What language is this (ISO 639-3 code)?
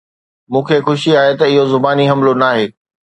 snd